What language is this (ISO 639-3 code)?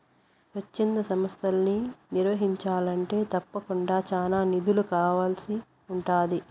tel